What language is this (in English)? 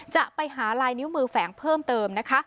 Thai